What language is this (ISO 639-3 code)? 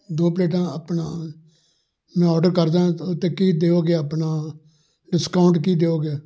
pan